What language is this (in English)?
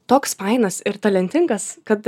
Lithuanian